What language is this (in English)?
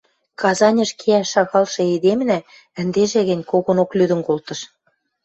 Western Mari